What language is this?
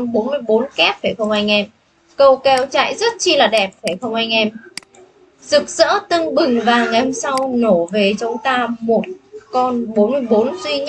Vietnamese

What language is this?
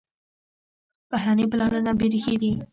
Pashto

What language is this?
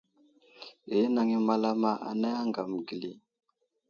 Wuzlam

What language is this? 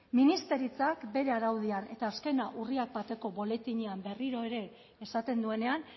Basque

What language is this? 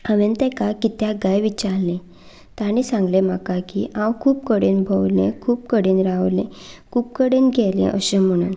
Konkani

